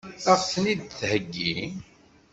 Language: Kabyle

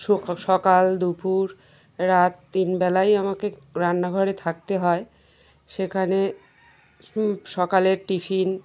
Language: Bangla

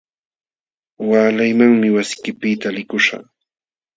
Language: Jauja Wanca Quechua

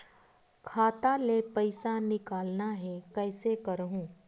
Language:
Chhattisgarhi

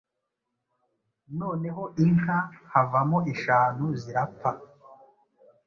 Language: Kinyarwanda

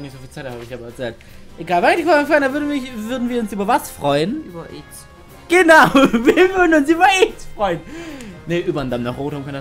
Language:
German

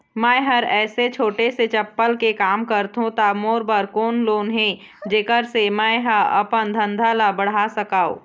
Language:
Chhattisgarhi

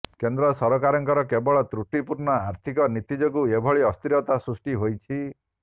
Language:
Odia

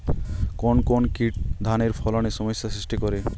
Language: Bangla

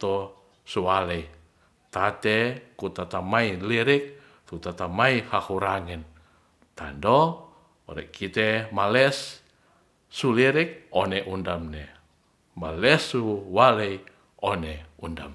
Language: Ratahan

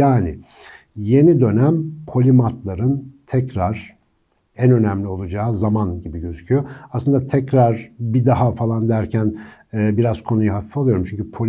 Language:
Turkish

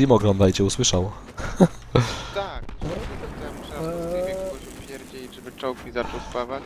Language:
Polish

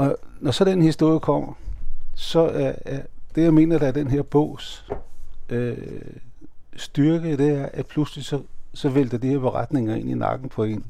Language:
Danish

